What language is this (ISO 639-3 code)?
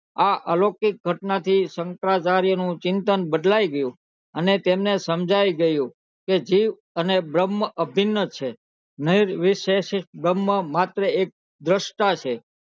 guj